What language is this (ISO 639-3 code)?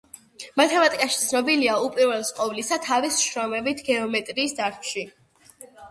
kat